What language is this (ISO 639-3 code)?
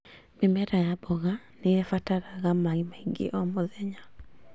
kik